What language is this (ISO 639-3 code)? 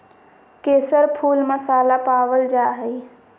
mag